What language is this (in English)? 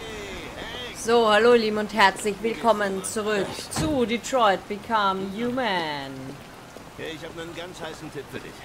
German